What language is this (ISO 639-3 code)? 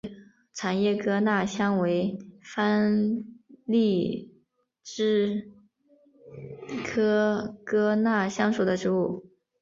zho